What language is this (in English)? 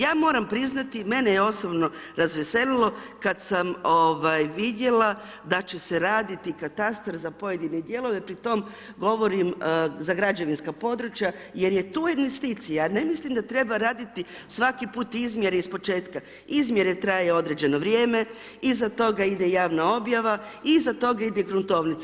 Croatian